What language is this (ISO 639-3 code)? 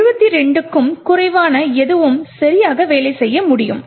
tam